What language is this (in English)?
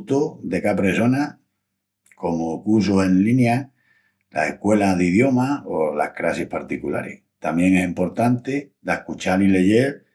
Extremaduran